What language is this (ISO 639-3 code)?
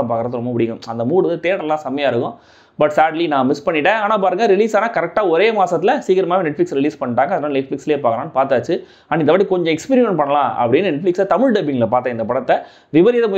tam